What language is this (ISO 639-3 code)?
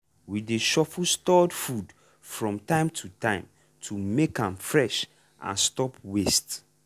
pcm